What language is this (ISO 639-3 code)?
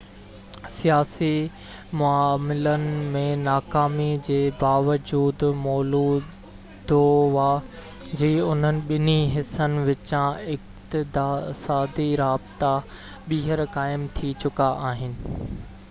snd